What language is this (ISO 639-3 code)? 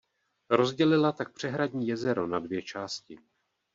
ces